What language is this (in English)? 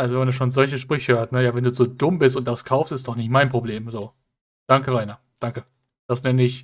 German